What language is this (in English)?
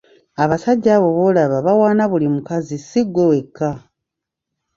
Ganda